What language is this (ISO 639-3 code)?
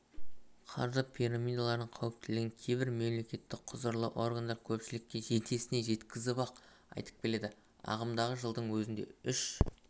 kaz